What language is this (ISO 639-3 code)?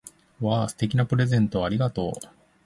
jpn